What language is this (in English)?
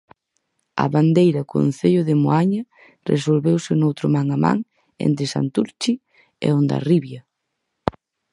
Galician